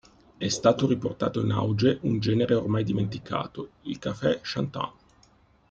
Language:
Italian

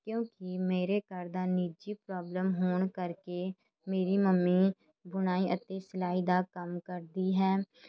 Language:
Punjabi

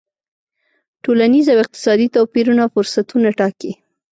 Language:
Pashto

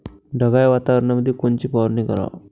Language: Marathi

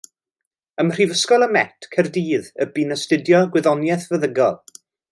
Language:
Welsh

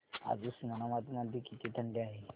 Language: Marathi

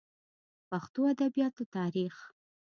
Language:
Pashto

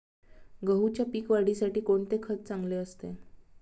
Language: Marathi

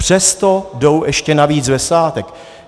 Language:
Czech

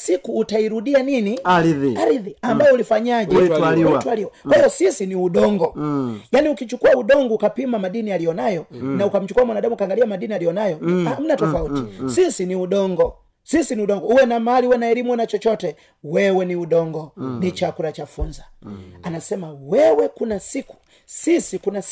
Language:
Swahili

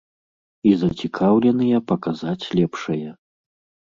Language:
Belarusian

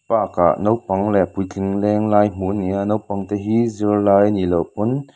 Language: Mizo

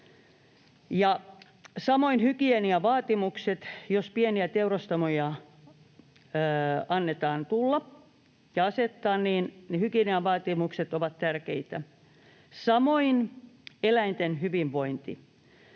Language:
Finnish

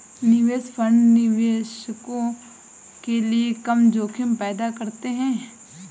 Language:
Hindi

